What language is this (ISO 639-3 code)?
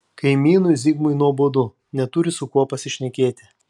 lit